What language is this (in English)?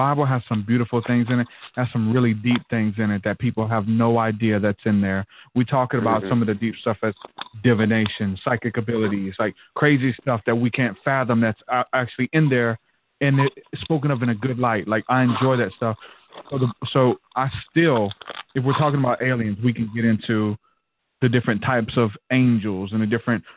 English